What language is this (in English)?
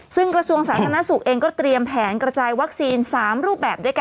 Thai